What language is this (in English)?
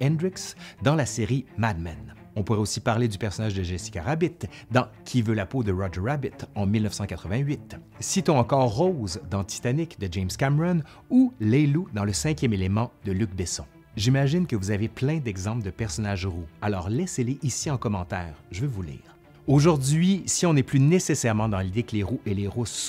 French